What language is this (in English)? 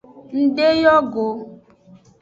Aja (Benin)